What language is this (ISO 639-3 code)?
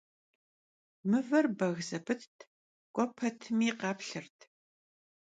kbd